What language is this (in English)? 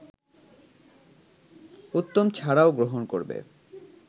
Bangla